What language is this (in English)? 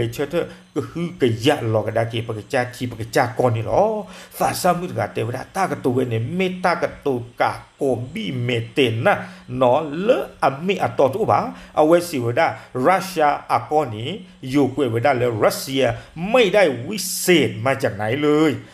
Thai